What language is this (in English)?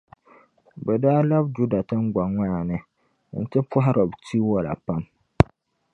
Dagbani